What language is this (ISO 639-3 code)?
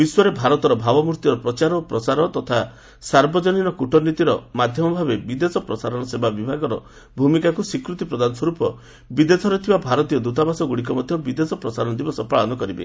ori